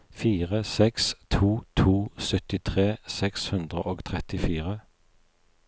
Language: Norwegian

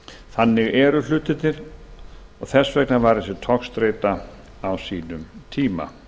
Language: Icelandic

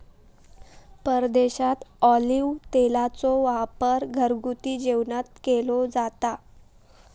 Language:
Marathi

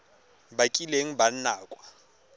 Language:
Tswana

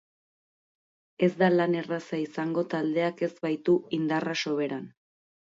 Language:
Basque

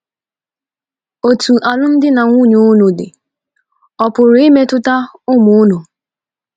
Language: Igbo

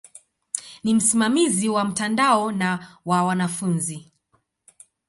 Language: Swahili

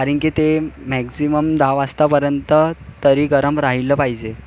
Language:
Marathi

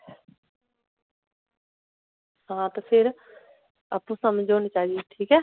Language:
Dogri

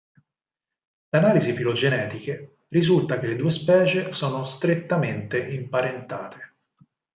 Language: Italian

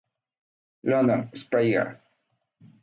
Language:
Spanish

